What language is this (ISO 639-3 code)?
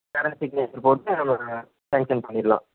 tam